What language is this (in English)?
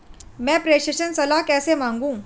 Hindi